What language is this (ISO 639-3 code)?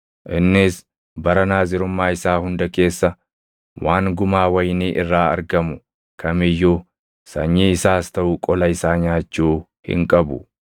orm